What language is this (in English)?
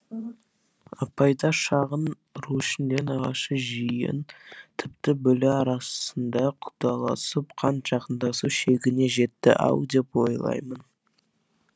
Kazakh